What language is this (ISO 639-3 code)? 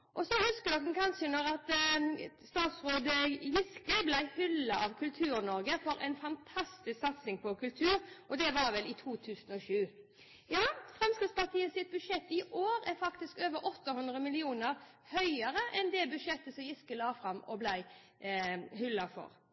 nob